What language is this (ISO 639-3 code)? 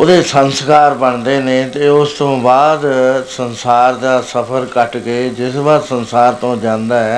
pan